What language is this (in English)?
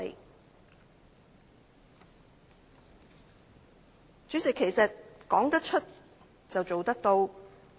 Cantonese